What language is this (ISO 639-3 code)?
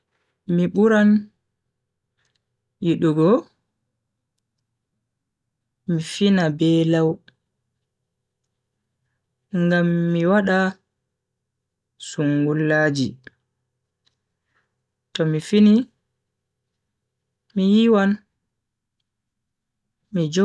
fui